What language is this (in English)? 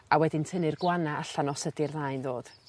Welsh